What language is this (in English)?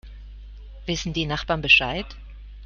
German